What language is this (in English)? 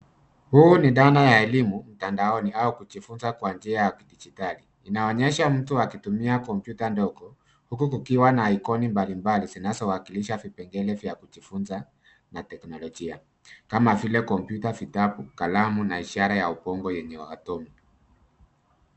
Swahili